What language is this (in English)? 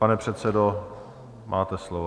Czech